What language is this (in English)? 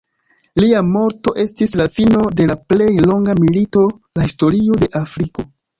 Esperanto